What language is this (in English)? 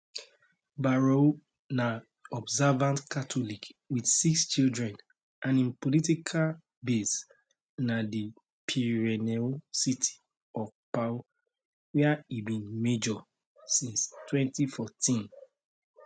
Nigerian Pidgin